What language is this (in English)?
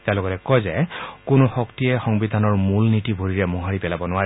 Assamese